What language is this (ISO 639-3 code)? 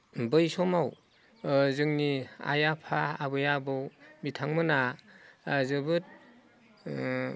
brx